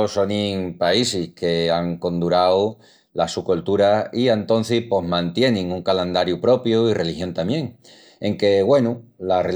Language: Extremaduran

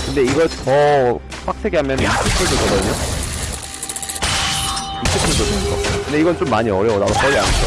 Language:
Korean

